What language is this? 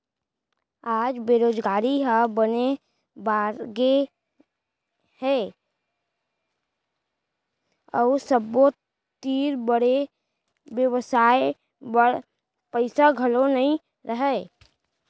Chhattisgarhi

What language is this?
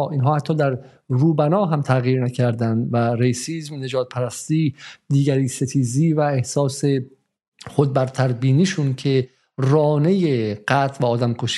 Persian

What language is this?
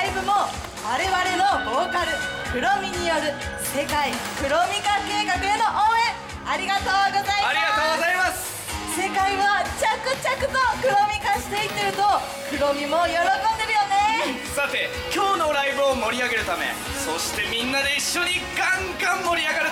Japanese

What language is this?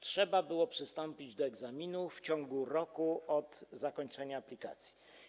Polish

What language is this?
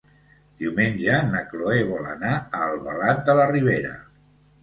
Catalan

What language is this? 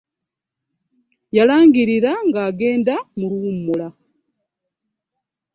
Ganda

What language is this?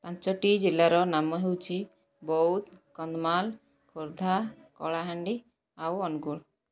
Odia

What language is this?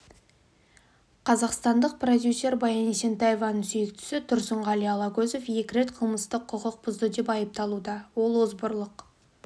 Kazakh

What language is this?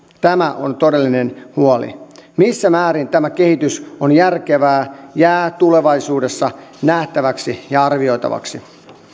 Finnish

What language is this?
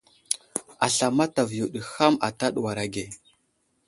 Wuzlam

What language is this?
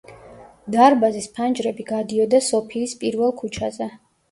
Georgian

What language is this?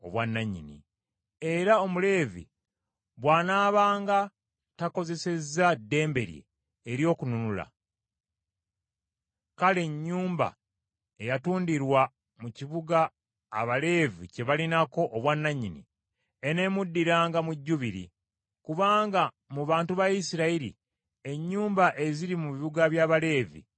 Ganda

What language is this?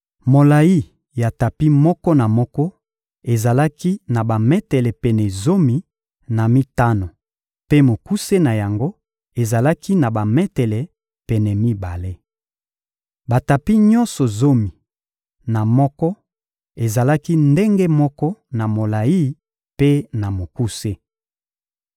Lingala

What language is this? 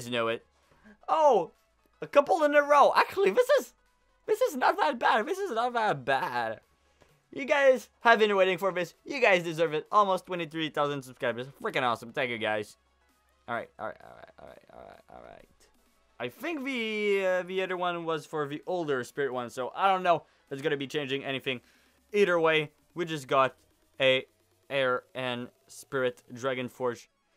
English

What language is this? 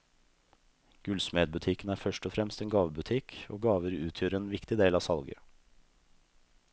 Norwegian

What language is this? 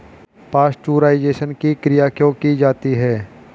Hindi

